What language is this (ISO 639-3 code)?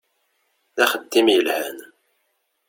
kab